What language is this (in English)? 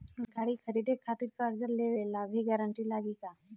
Bhojpuri